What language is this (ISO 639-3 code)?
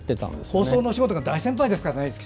jpn